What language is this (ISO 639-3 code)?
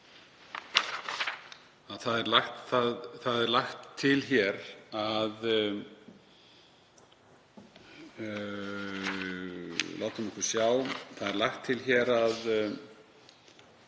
isl